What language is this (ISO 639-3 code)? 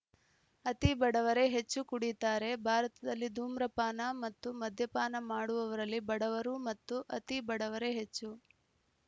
kan